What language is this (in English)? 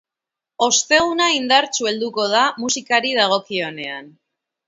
Basque